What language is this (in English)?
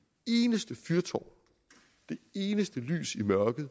Danish